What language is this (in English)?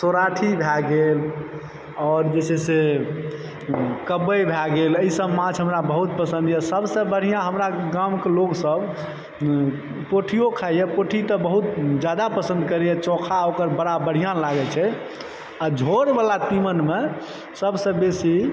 Maithili